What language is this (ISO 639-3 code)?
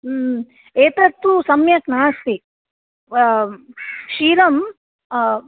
san